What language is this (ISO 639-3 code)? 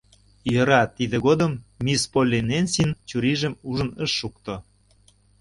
chm